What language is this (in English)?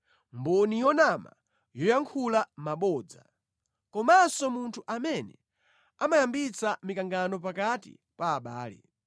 Nyanja